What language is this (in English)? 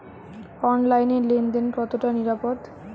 Bangla